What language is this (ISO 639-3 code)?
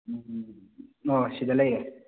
mni